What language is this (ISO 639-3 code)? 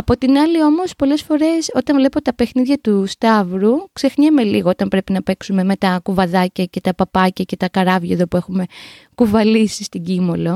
ell